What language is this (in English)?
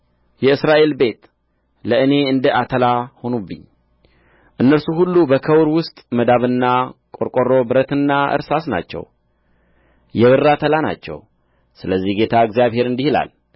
Amharic